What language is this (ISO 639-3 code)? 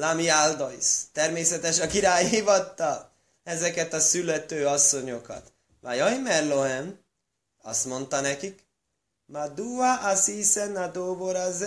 hun